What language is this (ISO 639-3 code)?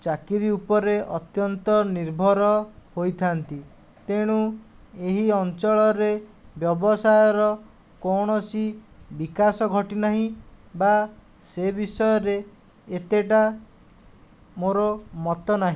ori